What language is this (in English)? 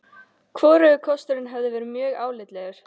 Icelandic